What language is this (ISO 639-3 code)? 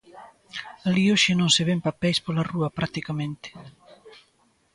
glg